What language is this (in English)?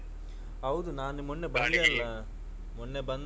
Kannada